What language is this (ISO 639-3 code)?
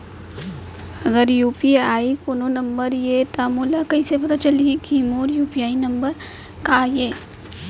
hne